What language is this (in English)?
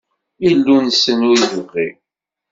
Kabyle